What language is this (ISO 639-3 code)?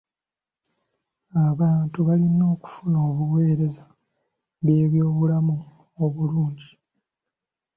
lug